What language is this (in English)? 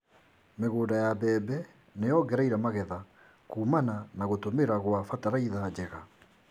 Kikuyu